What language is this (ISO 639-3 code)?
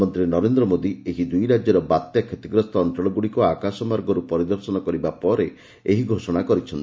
ori